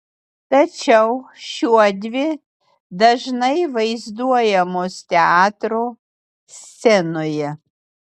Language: Lithuanian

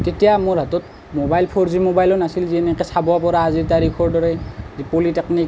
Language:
Assamese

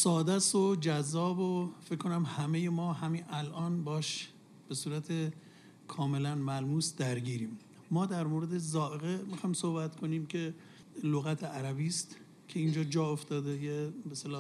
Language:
Persian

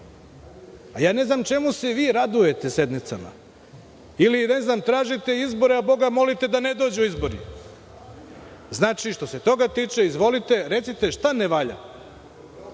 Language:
Serbian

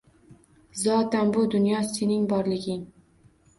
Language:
Uzbek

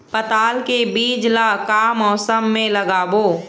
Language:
Chhattisgarhi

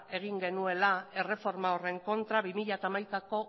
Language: Basque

